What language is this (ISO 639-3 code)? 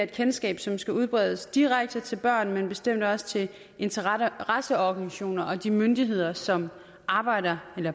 dan